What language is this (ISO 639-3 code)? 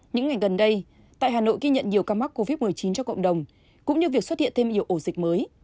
vie